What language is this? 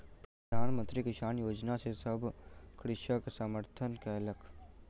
Maithili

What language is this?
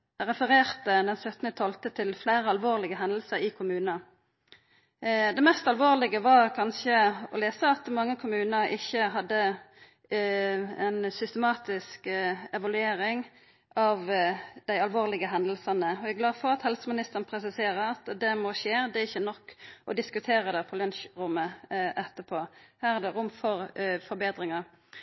Norwegian Nynorsk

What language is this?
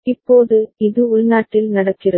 Tamil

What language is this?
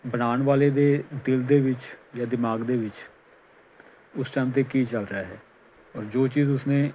Punjabi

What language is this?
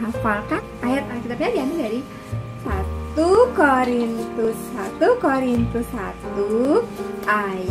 Indonesian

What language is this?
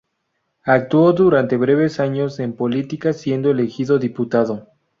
Spanish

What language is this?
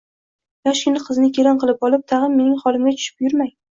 Uzbek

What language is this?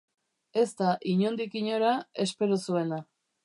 Basque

